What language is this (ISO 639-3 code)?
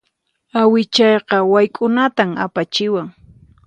qxp